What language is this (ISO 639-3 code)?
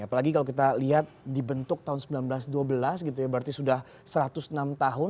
ind